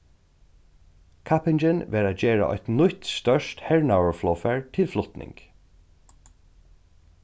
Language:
Faroese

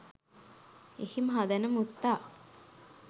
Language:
Sinhala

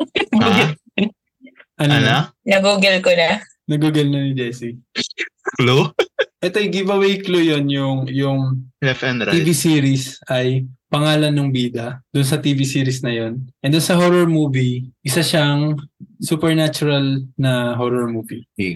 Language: Filipino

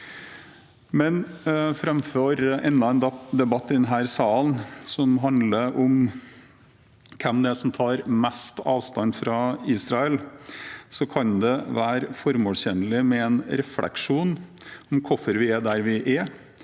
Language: Norwegian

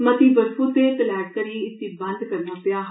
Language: Dogri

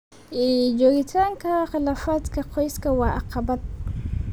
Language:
Somali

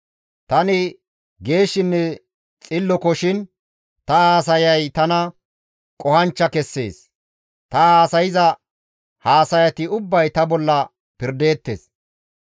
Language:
Gamo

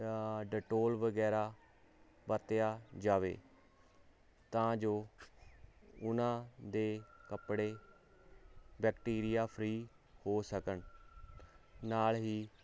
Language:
Punjabi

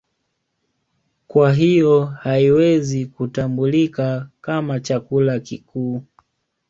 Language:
Swahili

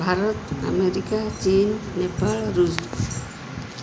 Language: Odia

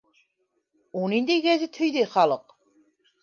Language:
Bashkir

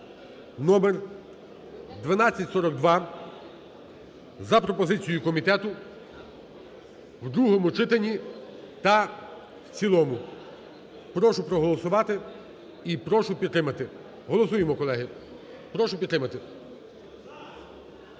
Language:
Ukrainian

